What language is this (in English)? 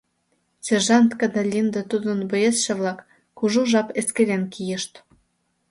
Mari